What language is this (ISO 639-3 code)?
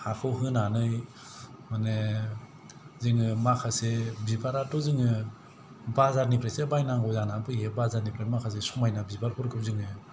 brx